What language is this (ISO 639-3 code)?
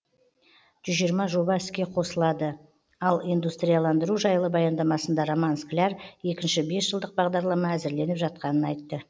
kaz